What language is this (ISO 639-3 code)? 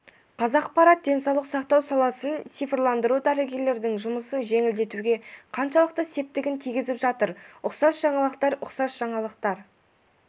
kaz